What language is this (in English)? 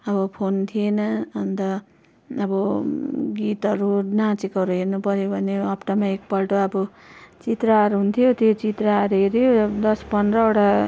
Nepali